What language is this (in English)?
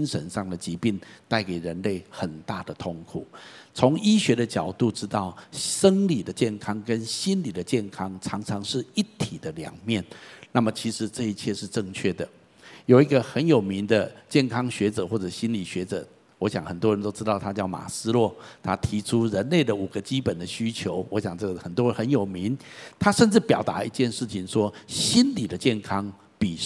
Chinese